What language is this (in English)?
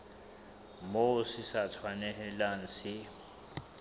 Southern Sotho